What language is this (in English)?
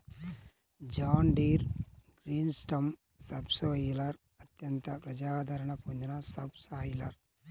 Telugu